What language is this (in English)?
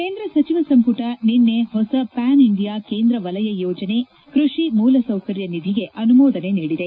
Kannada